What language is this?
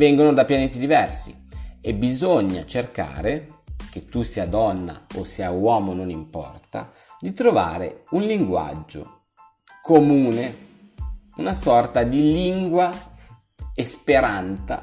Italian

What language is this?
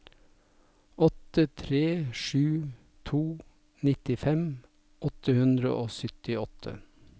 Norwegian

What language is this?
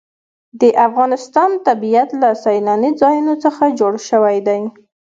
Pashto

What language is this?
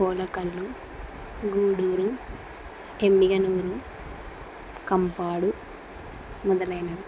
Telugu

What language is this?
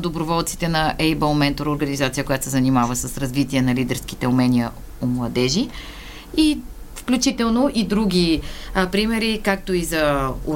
Bulgarian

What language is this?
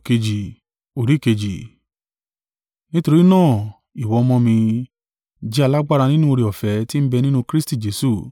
Yoruba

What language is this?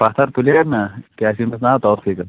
Kashmiri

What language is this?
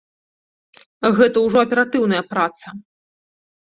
Belarusian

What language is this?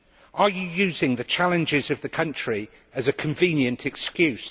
English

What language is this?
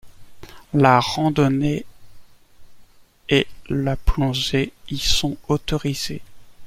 French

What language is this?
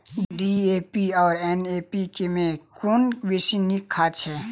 Maithili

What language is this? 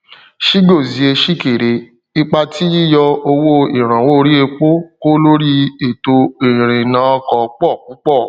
Yoruba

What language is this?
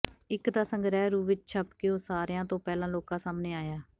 Punjabi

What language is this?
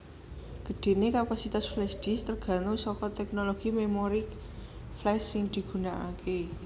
Javanese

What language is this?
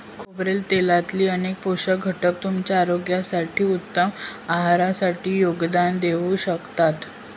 Marathi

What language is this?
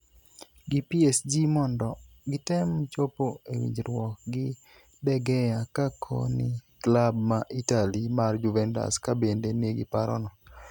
Luo (Kenya and Tanzania)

